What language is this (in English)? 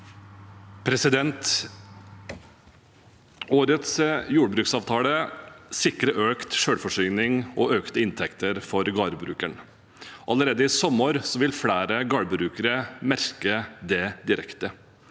Norwegian